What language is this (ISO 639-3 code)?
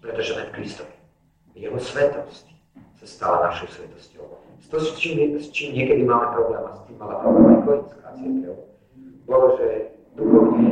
slk